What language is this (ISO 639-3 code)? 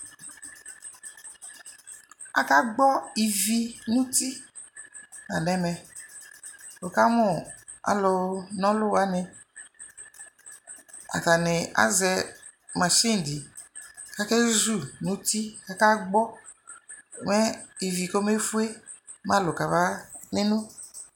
kpo